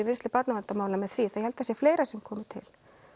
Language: Icelandic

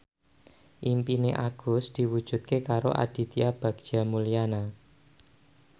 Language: Javanese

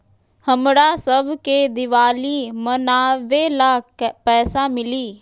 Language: Magahi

